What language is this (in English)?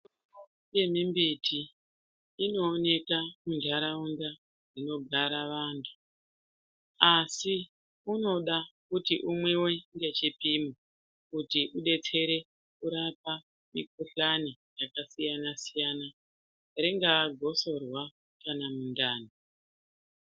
Ndau